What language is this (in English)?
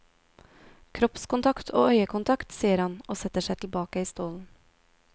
Norwegian